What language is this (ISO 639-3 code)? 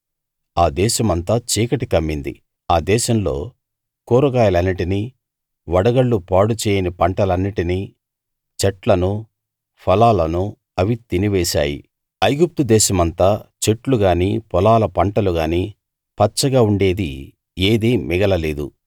tel